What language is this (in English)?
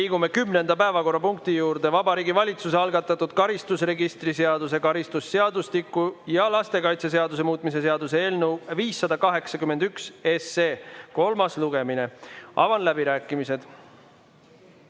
Estonian